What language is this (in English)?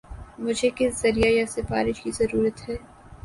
Urdu